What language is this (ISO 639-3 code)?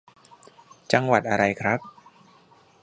tha